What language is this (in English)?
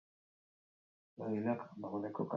Basque